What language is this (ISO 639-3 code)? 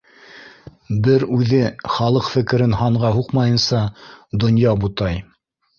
bak